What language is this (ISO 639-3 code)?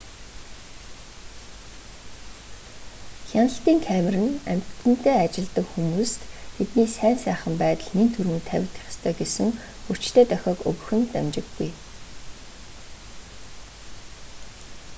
mon